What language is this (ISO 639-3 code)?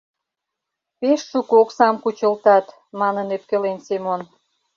chm